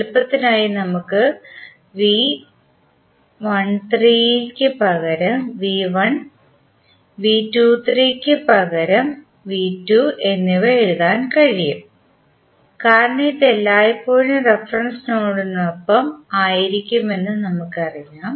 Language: Malayalam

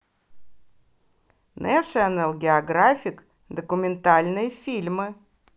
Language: Russian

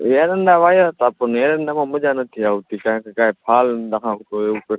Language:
Gujarati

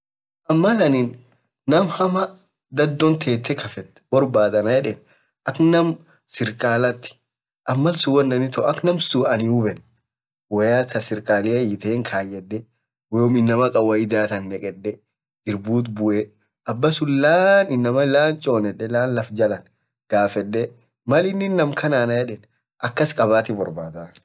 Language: Orma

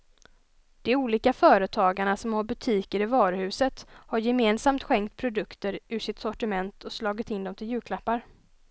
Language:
Swedish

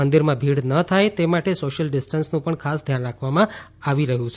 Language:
Gujarati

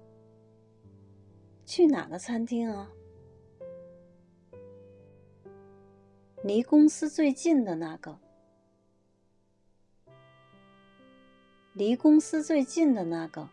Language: Chinese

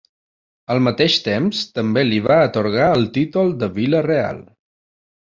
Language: Catalan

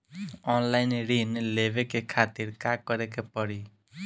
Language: Bhojpuri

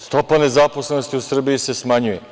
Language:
Serbian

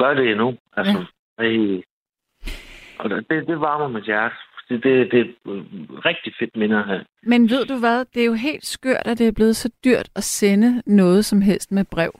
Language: Danish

